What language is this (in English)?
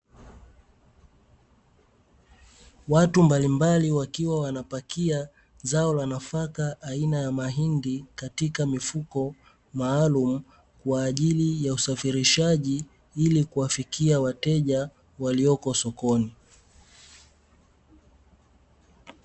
Swahili